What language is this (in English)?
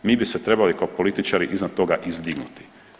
Croatian